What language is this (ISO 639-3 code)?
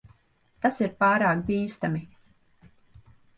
lav